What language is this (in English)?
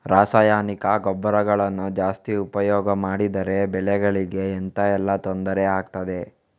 Kannada